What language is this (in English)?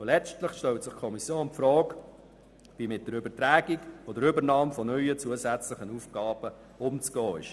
Swiss German